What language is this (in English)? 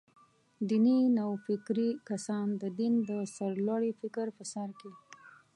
Pashto